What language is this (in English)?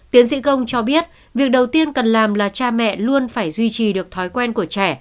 Vietnamese